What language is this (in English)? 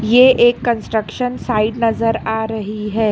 Hindi